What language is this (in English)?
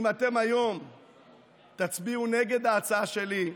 Hebrew